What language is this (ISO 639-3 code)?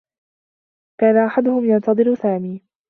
ara